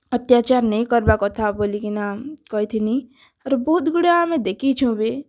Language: Odia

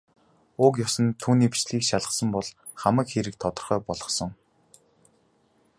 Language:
Mongolian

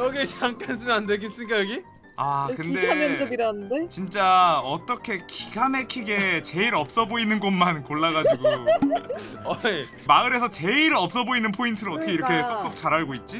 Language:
Korean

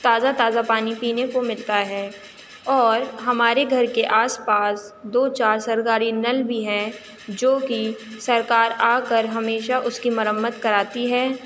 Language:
Urdu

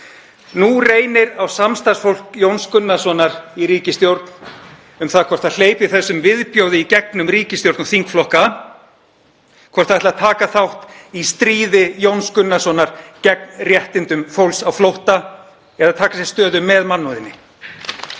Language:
Icelandic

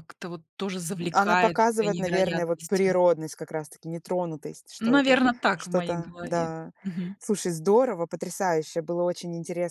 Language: Russian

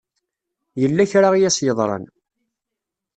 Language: Kabyle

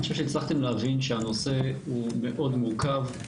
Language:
Hebrew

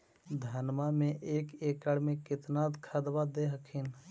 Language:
Magahi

